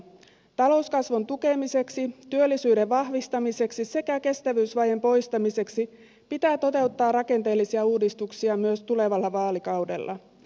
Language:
Finnish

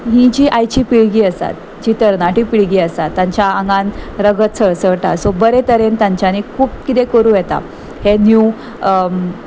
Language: Konkani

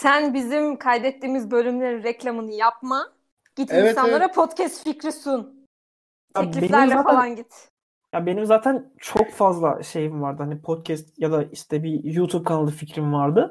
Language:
Turkish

